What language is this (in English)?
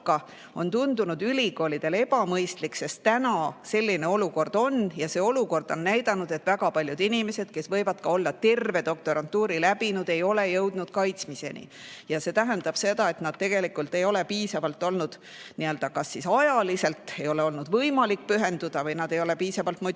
Estonian